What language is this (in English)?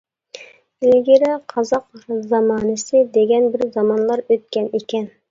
Uyghur